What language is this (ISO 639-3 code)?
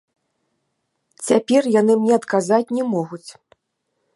bel